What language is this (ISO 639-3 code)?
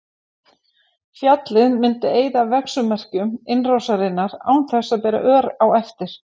isl